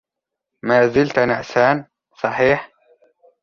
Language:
Arabic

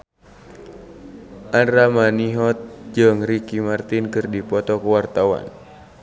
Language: Sundanese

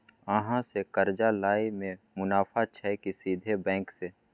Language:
Maithili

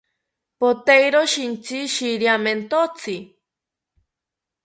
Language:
South Ucayali Ashéninka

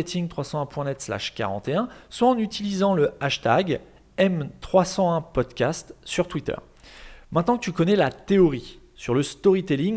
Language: French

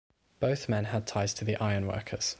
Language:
English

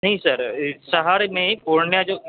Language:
Urdu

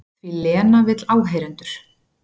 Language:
Icelandic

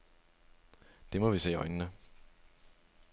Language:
Danish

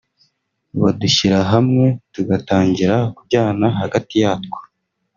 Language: Kinyarwanda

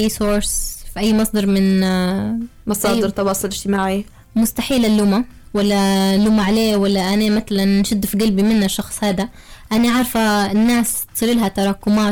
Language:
Arabic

